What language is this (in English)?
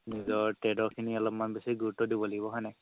Assamese